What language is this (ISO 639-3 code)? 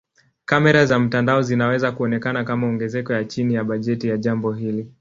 swa